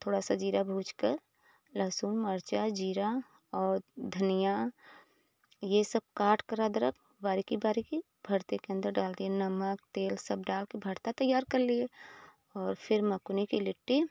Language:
Hindi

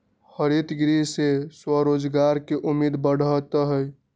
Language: Magahi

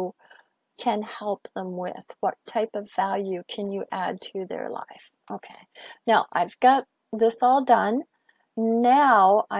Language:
English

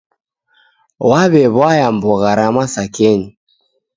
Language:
Taita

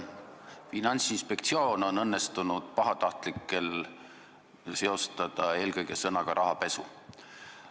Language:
Estonian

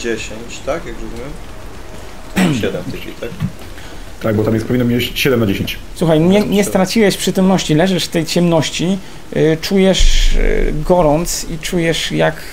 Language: Polish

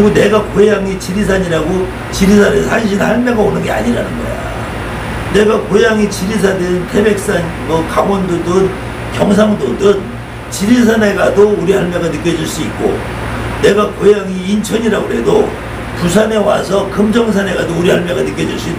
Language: Korean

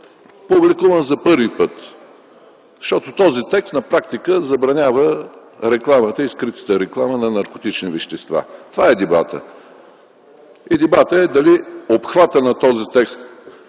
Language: Bulgarian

